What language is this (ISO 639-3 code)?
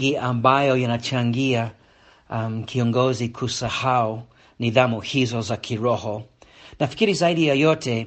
swa